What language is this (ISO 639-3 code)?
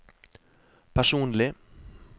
nor